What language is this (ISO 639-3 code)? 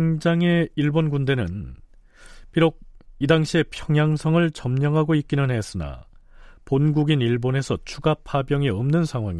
kor